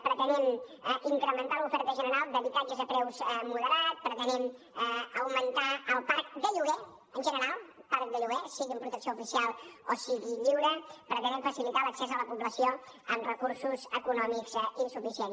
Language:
Catalan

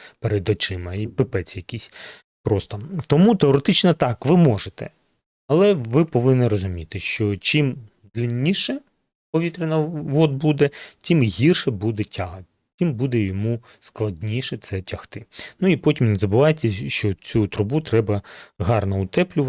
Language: Ukrainian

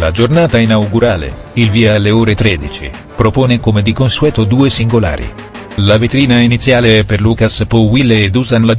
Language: Italian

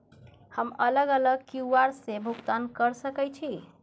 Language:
Maithili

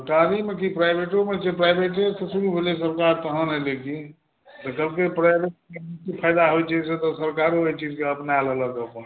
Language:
Maithili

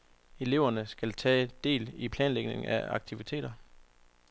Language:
Danish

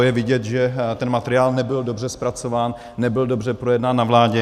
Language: Czech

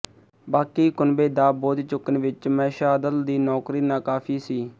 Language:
Punjabi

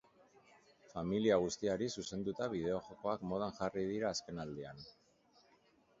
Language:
Basque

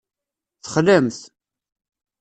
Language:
Kabyle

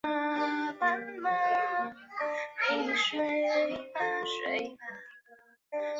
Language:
Chinese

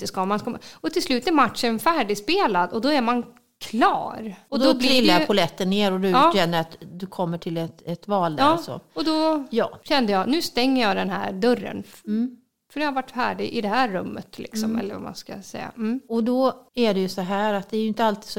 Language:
Swedish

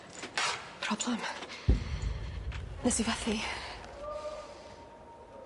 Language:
Welsh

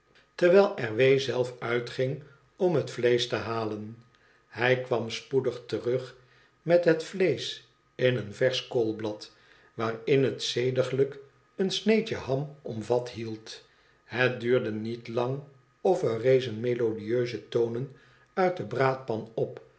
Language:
Dutch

